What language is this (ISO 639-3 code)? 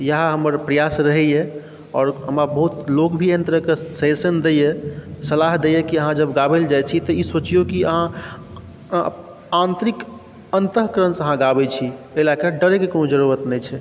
mai